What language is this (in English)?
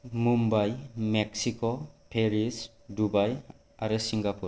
Bodo